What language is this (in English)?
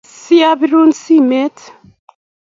Kalenjin